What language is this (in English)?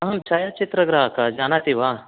Sanskrit